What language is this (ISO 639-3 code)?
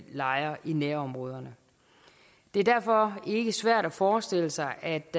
dan